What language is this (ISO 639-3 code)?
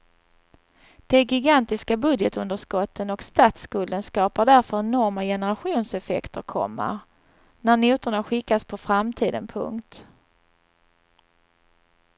swe